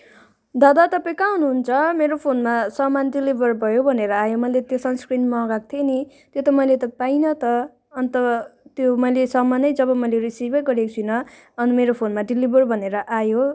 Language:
Nepali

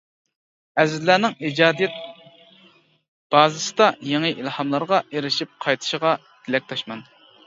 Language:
Uyghur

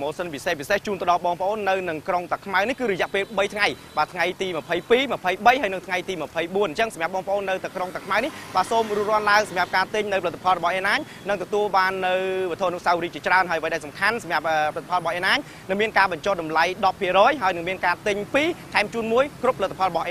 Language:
Italian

